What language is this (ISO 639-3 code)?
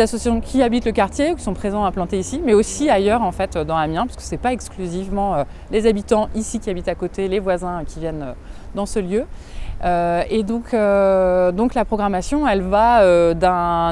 fra